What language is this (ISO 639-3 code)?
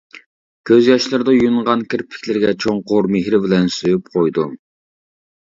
uig